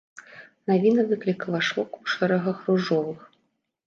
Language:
Belarusian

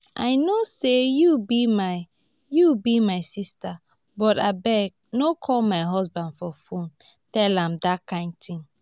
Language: Nigerian Pidgin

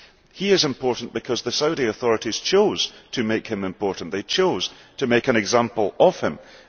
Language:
English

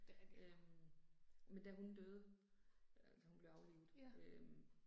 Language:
Danish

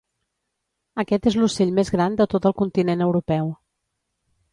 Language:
Catalan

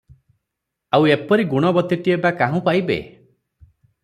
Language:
Odia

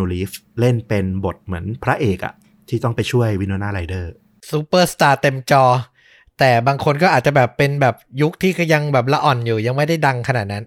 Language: Thai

